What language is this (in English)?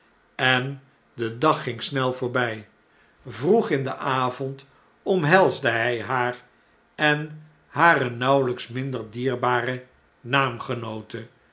Dutch